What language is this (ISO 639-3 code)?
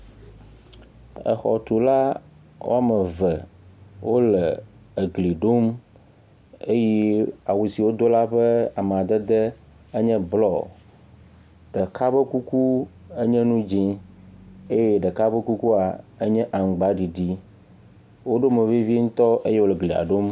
ewe